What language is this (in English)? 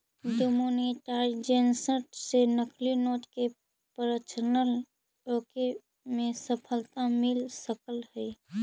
Magahi